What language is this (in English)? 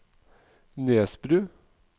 Norwegian